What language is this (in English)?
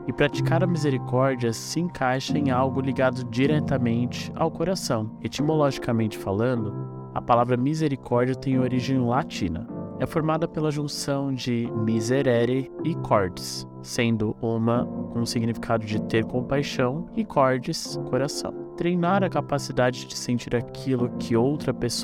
Portuguese